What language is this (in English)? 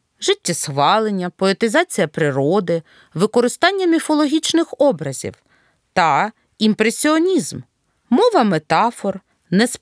Ukrainian